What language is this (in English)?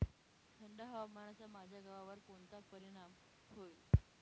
Marathi